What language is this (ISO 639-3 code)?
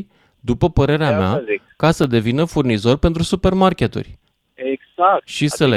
ron